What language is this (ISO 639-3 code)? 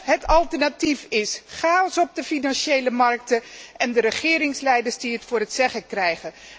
nld